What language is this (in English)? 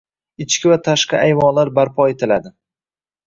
Uzbek